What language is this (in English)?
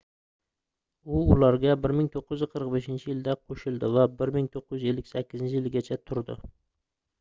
Uzbek